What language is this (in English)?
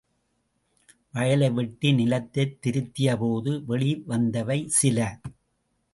Tamil